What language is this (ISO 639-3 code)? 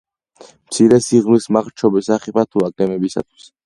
kat